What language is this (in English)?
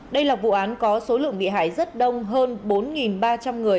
Vietnamese